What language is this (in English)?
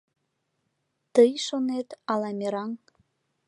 Mari